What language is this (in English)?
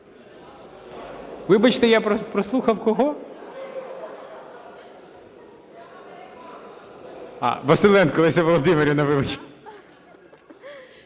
Ukrainian